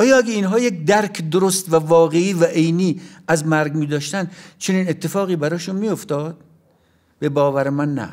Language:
Persian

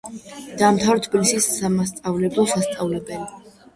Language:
Georgian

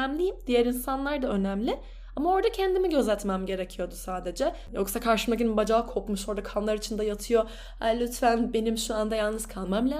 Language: Turkish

